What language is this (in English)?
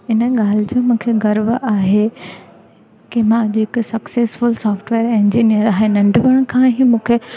Sindhi